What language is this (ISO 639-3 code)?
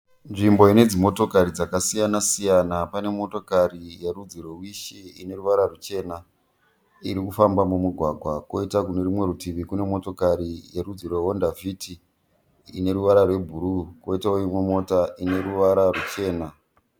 sna